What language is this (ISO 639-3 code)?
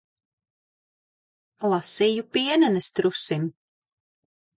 lav